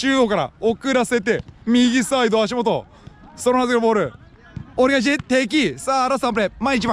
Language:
Japanese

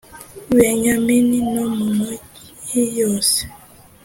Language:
Kinyarwanda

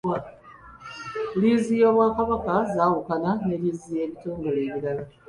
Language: Ganda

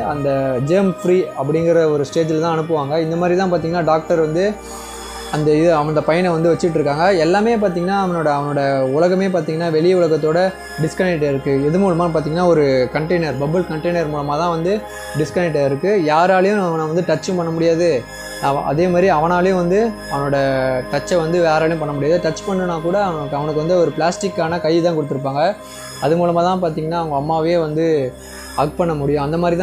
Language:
Thai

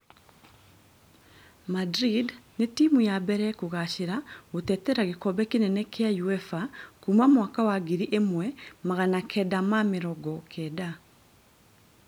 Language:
Kikuyu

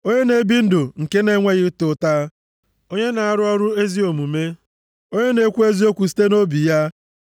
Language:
Igbo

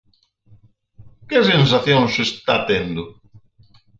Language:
Galician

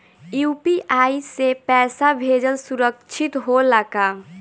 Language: Bhojpuri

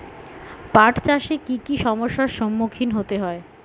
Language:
Bangla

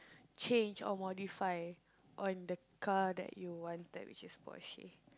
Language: English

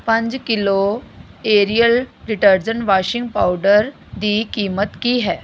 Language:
Punjabi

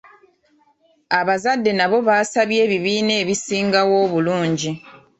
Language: Ganda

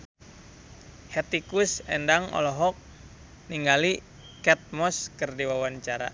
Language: Sundanese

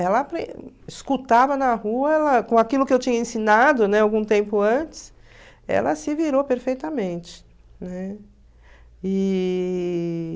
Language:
Portuguese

